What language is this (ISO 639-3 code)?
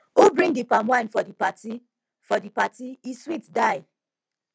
pcm